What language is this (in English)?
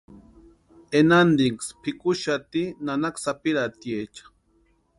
Western Highland Purepecha